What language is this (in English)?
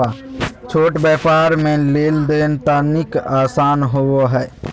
Magahi